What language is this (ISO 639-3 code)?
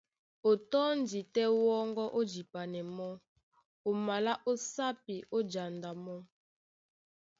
dua